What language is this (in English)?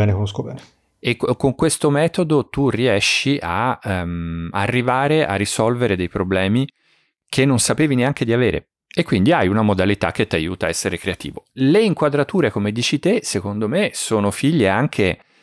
Italian